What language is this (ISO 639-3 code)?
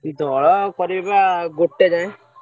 ori